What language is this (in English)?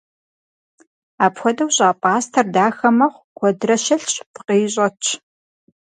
Kabardian